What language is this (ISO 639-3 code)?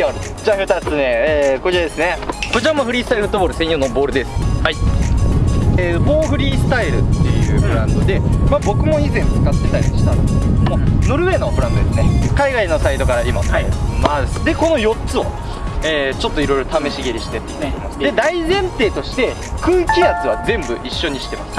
jpn